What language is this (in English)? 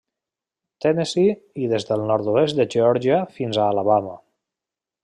Catalan